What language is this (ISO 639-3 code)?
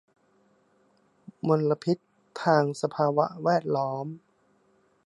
tha